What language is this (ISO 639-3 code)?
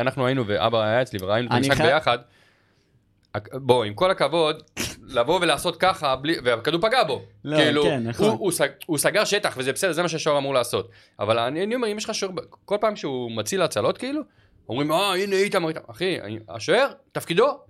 heb